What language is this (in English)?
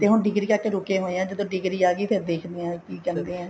Punjabi